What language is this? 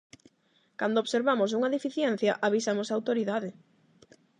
Galician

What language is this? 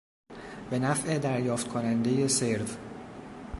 Persian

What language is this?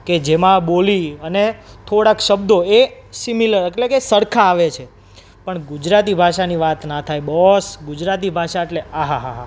Gujarati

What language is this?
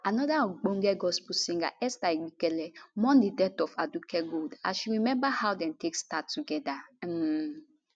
Nigerian Pidgin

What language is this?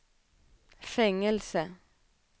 Swedish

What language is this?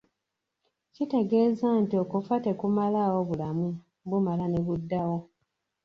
Ganda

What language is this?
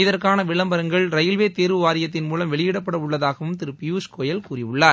Tamil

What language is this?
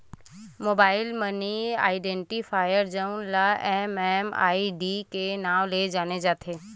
Chhattisgarhi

